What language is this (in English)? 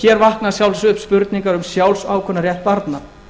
Icelandic